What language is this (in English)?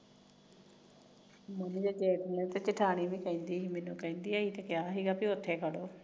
Punjabi